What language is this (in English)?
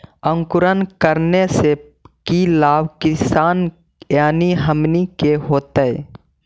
Magahi